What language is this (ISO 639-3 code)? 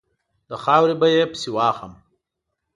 pus